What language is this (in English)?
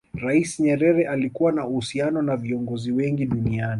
Swahili